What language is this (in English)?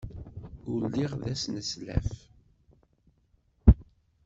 Kabyle